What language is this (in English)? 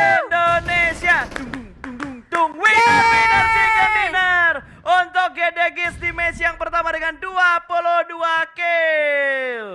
Indonesian